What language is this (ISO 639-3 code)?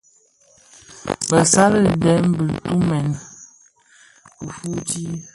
ksf